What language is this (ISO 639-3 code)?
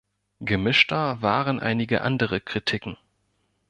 deu